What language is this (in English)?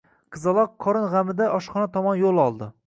Uzbek